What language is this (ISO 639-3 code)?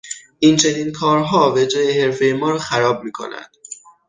fas